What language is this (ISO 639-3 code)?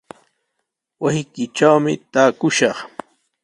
qws